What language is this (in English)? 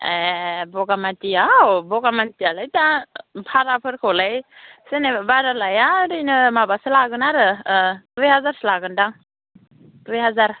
Bodo